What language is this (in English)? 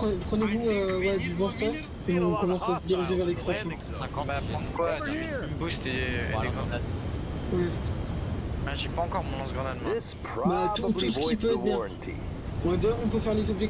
French